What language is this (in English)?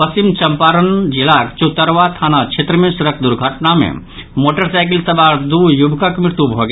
Maithili